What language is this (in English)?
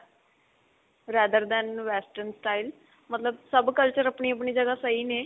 Punjabi